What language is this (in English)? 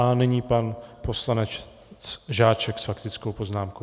Czech